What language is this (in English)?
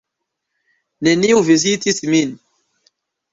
Esperanto